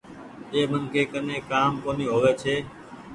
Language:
Goaria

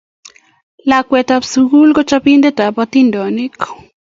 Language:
Kalenjin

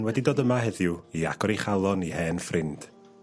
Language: Welsh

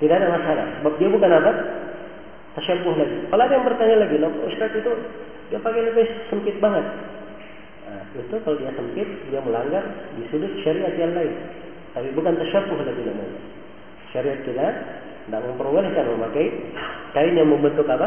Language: Filipino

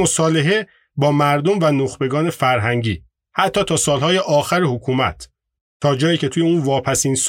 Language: Persian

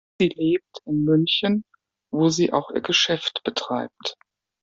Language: German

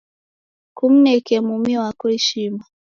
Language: Taita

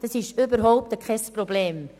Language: Swiss German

